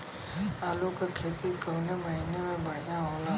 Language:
Bhojpuri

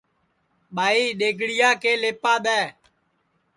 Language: Sansi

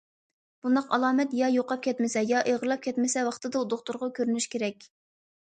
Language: Uyghur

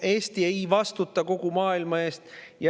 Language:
Estonian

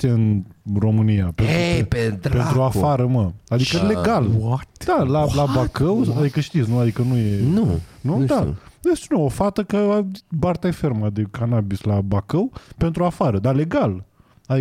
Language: Romanian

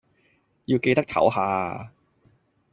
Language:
Cantonese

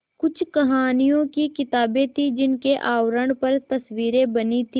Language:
Hindi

